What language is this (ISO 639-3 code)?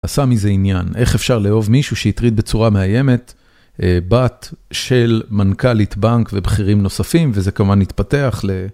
heb